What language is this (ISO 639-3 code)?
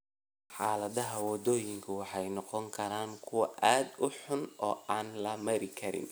som